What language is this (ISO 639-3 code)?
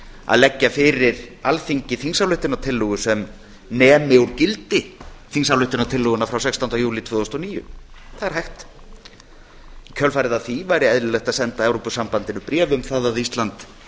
isl